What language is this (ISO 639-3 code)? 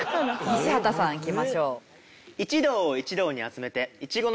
jpn